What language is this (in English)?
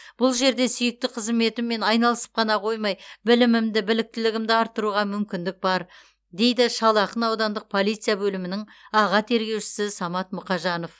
Kazakh